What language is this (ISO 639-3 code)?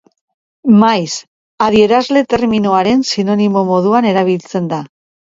eus